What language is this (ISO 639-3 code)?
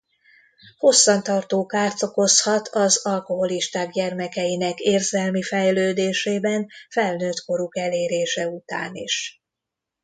hun